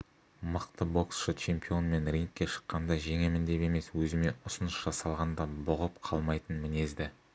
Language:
Kazakh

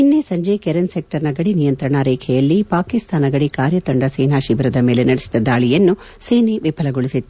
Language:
Kannada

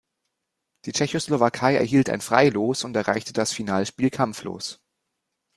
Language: German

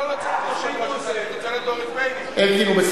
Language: Hebrew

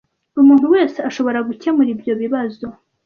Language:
Kinyarwanda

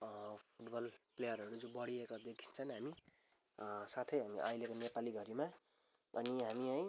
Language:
Nepali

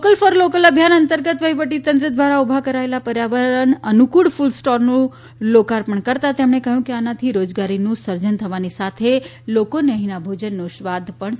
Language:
Gujarati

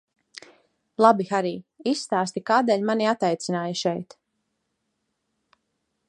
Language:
Latvian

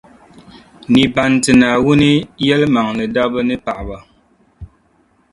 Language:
Dagbani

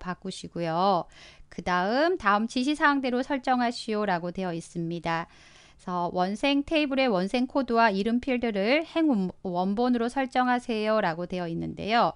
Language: Korean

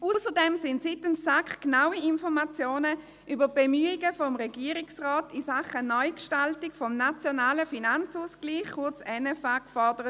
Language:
Swiss German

